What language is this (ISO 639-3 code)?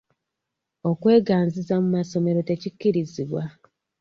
lug